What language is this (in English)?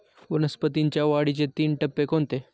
Marathi